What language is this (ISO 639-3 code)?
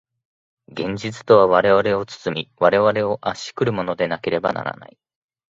jpn